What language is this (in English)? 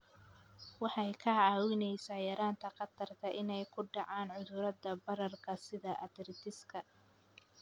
Somali